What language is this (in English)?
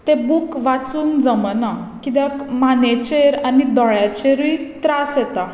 Konkani